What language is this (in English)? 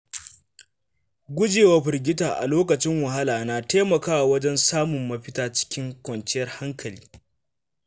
Hausa